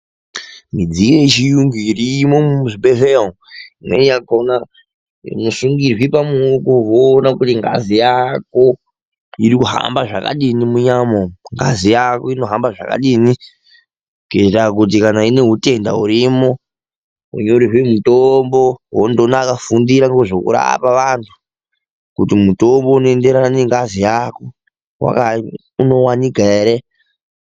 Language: Ndau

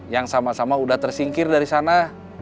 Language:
Indonesian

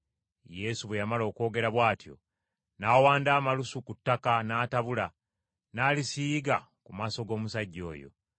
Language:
Ganda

